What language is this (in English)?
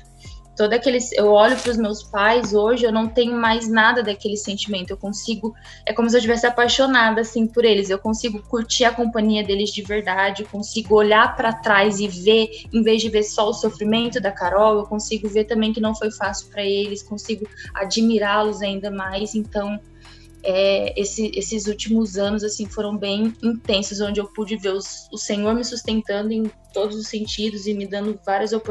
Portuguese